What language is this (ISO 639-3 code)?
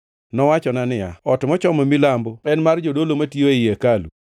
luo